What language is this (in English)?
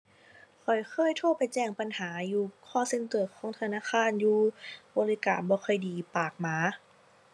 Thai